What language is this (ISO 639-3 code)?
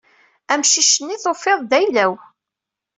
kab